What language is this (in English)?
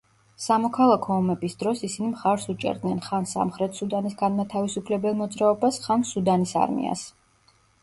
Georgian